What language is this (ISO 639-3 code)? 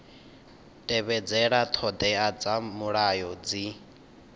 ven